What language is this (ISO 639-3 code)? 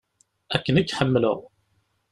kab